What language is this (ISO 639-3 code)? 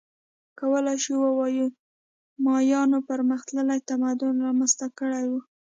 pus